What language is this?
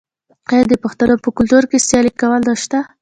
Pashto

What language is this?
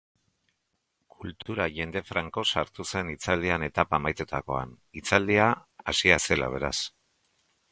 Basque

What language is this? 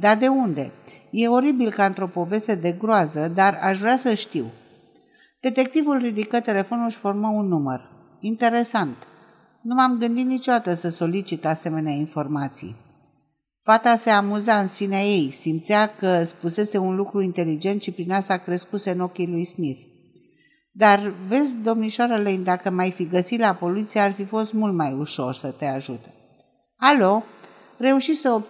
Romanian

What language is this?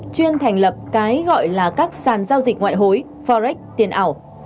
Vietnamese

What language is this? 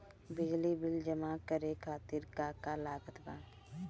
Bhojpuri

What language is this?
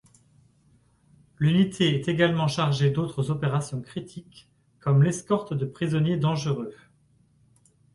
French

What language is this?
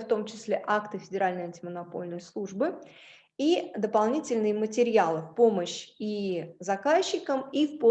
Russian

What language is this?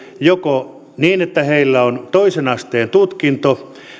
Finnish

